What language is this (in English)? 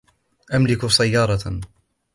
Arabic